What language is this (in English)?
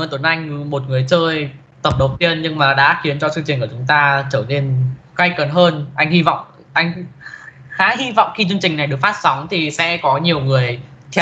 Vietnamese